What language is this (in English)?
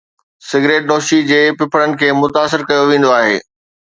Sindhi